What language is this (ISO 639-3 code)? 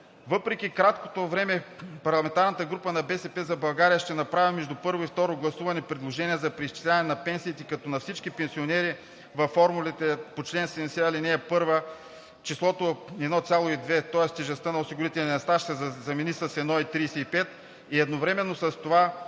bul